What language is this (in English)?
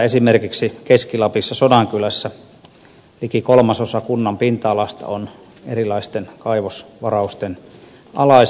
Finnish